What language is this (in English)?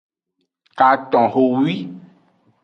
Aja (Benin)